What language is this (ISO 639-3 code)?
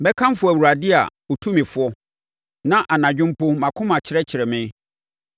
aka